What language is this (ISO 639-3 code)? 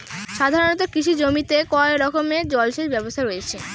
ben